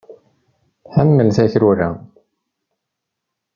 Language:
Kabyle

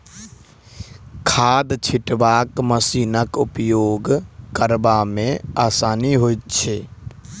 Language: Maithili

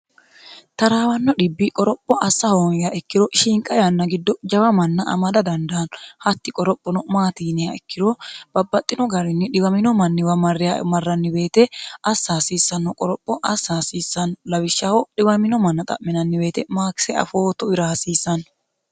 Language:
Sidamo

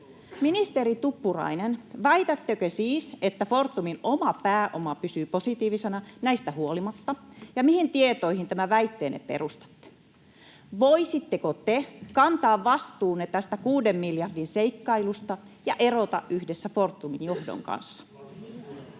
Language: Finnish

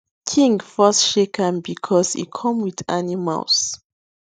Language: Nigerian Pidgin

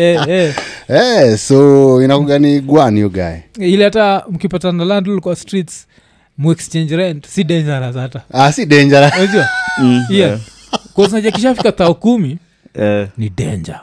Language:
Swahili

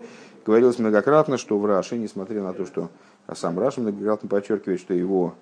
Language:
Russian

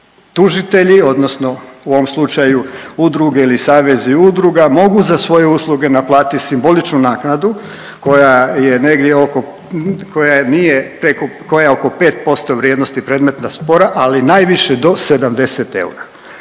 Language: Croatian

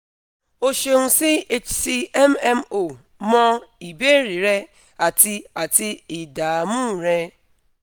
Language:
Yoruba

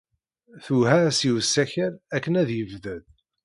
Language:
Kabyle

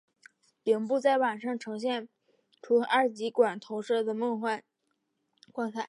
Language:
Chinese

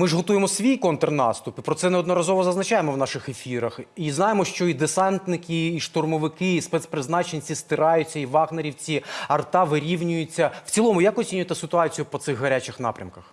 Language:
Ukrainian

